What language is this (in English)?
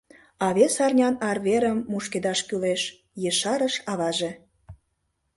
Mari